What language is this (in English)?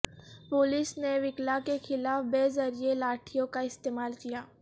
Urdu